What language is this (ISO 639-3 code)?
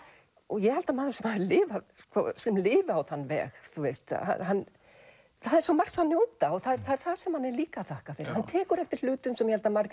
isl